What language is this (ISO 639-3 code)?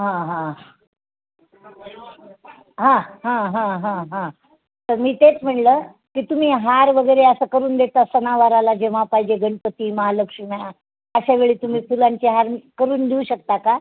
mar